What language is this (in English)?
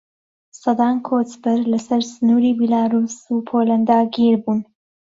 Central Kurdish